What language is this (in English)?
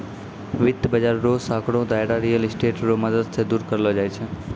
Maithili